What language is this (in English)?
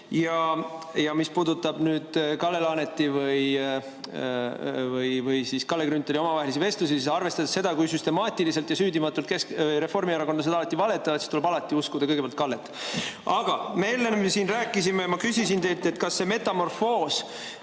Estonian